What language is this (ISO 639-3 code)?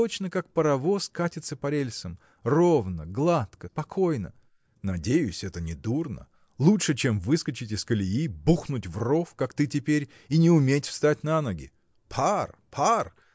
rus